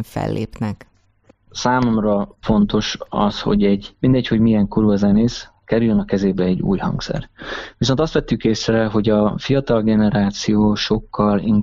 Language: Hungarian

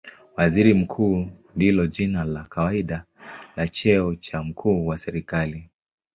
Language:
Swahili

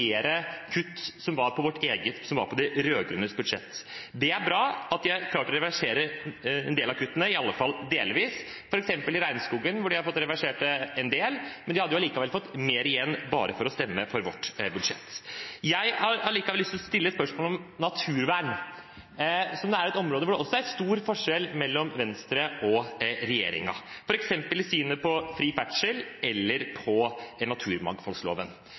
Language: Norwegian Bokmål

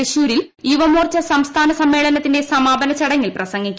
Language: Malayalam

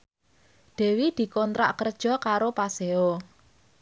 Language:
Javanese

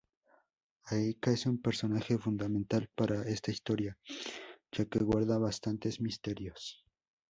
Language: Spanish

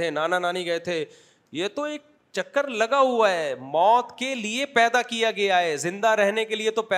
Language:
Urdu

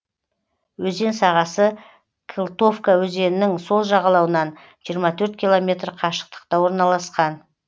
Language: Kazakh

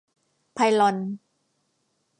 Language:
Thai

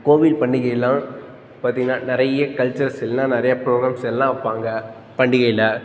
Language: Tamil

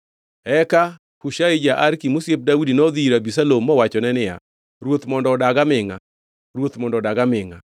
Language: Luo (Kenya and Tanzania)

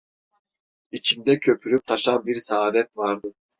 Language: Turkish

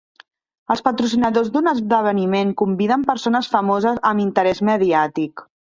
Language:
Catalan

